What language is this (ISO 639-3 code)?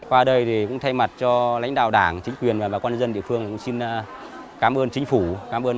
vie